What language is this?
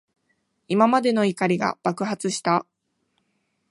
Japanese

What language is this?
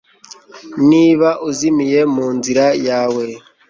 Kinyarwanda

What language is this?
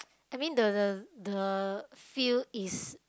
English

